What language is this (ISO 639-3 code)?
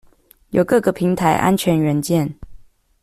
zho